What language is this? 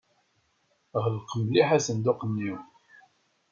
Kabyle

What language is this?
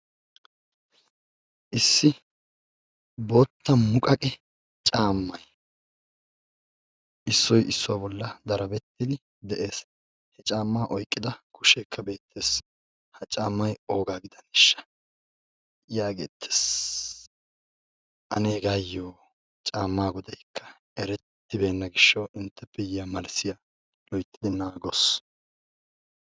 Wolaytta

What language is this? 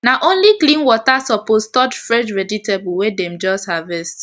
Nigerian Pidgin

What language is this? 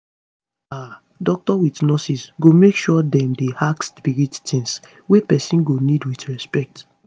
Nigerian Pidgin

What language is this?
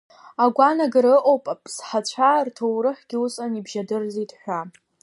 Abkhazian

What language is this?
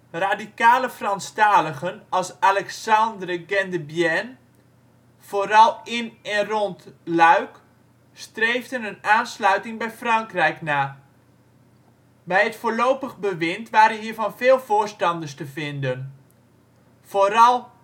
Dutch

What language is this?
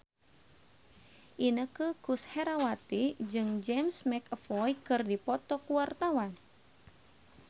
Sundanese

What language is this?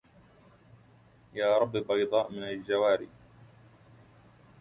Arabic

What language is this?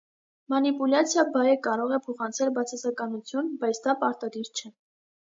Armenian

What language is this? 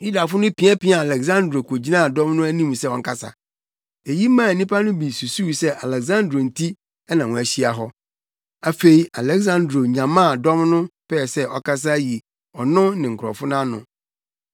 Akan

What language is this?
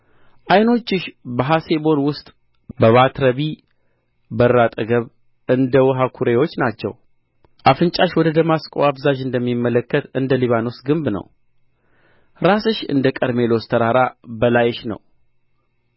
Amharic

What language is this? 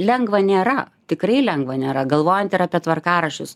Lithuanian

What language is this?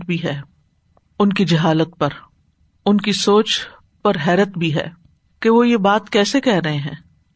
Urdu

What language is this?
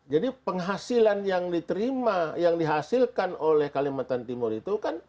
Indonesian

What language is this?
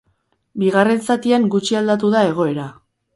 Basque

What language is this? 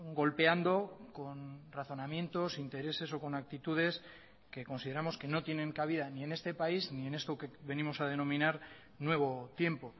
Spanish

